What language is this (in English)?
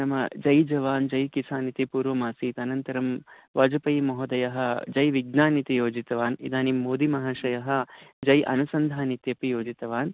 Sanskrit